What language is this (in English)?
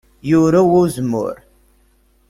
Kabyle